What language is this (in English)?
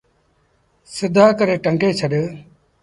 Sindhi Bhil